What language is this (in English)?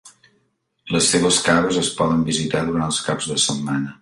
Catalan